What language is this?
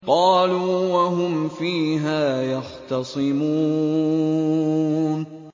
Arabic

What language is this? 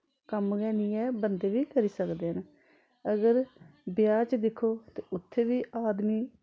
Dogri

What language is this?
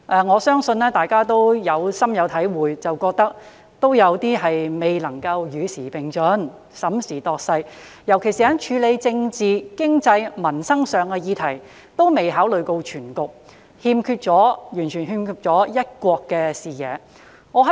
Cantonese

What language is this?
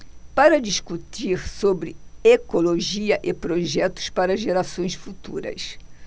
Portuguese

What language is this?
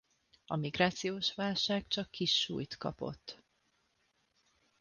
Hungarian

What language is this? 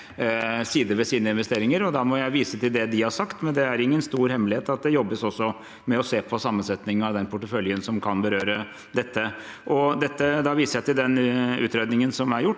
Norwegian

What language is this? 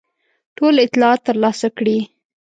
Pashto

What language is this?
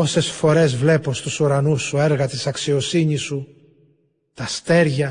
Greek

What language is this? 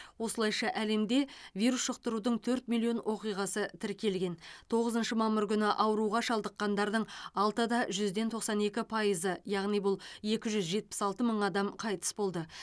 Kazakh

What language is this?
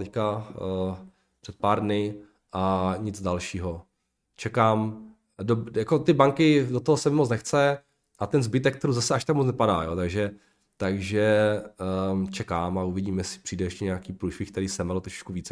Czech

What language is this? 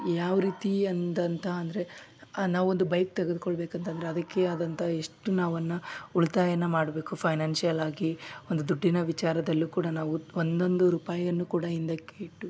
Kannada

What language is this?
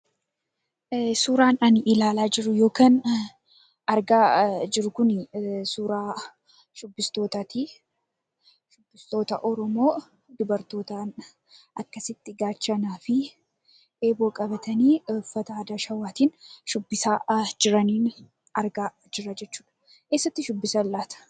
Oromo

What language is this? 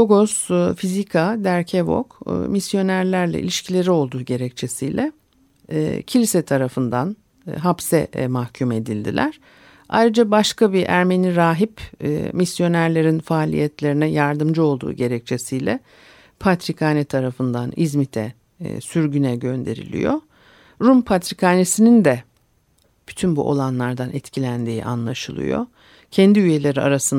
Turkish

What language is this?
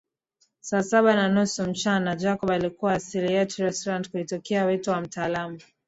Swahili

